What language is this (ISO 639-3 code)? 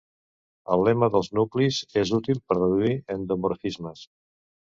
cat